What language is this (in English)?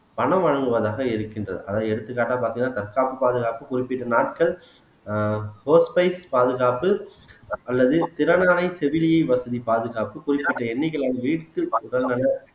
Tamil